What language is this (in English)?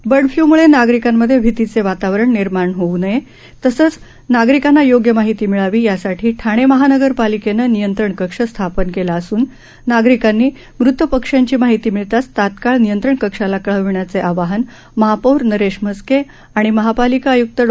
Marathi